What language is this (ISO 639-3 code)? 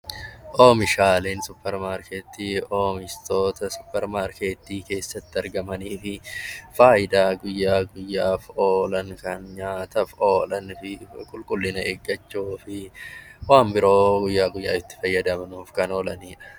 orm